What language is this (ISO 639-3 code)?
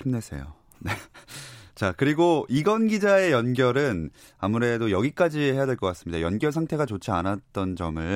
kor